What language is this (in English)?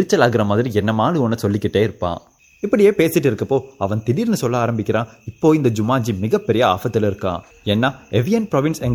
Tamil